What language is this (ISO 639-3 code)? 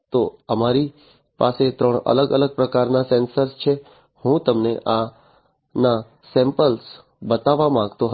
guj